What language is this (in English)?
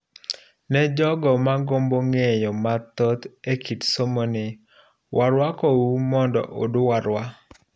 Luo (Kenya and Tanzania)